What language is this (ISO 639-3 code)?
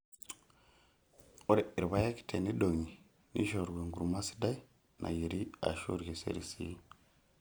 mas